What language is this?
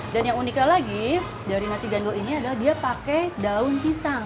Indonesian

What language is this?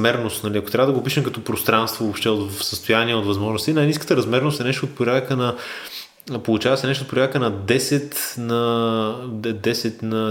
Bulgarian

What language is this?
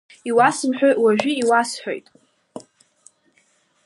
Abkhazian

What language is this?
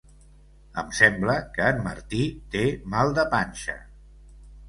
Catalan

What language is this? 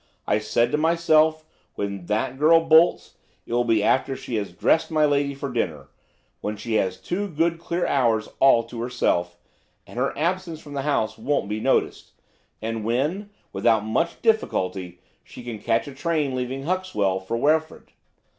English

